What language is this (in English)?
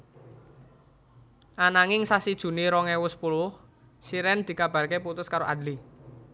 Javanese